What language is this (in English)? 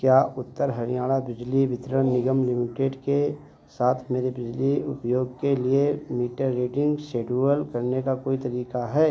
Hindi